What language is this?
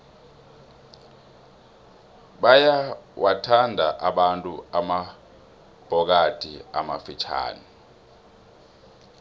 South Ndebele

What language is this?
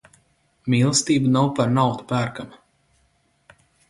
Latvian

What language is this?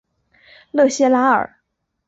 Chinese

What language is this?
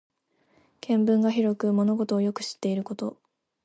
Japanese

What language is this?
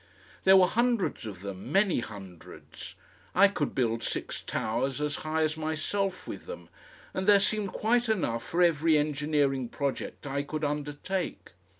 English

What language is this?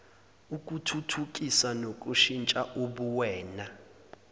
Zulu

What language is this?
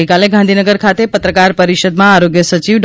Gujarati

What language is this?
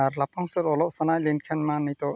Santali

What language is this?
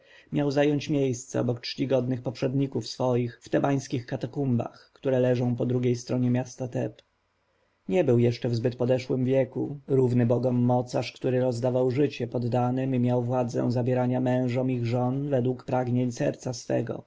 Polish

